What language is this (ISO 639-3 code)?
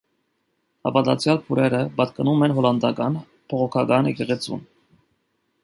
hye